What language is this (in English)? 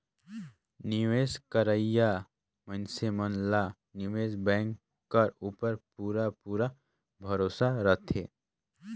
Chhattisgarhi